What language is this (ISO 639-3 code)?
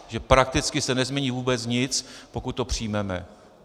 ces